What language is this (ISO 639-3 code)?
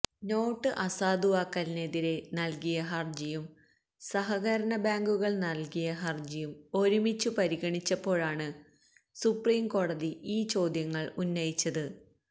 mal